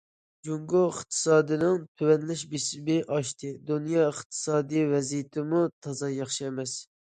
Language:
Uyghur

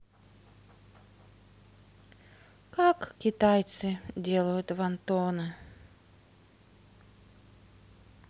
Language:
Russian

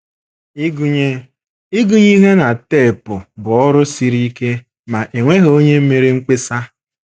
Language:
Igbo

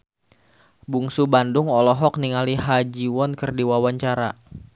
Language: Sundanese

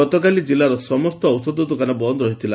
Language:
Odia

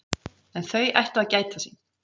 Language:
Icelandic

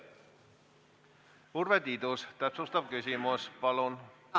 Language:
Estonian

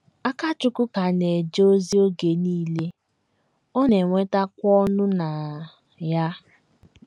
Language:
Igbo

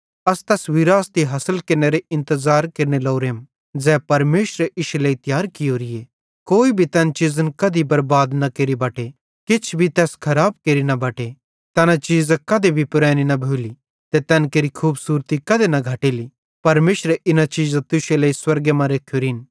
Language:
Bhadrawahi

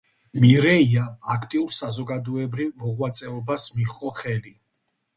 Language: Georgian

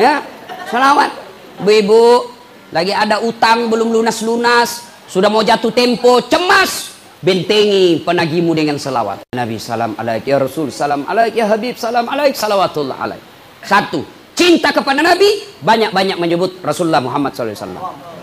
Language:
Indonesian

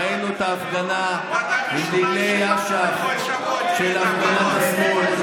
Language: Hebrew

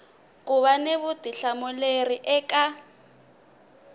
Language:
Tsonga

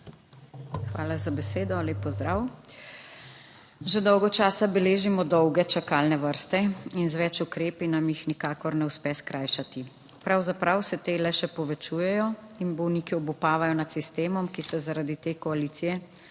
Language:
Slovenian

